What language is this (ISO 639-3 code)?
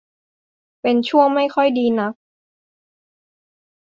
tha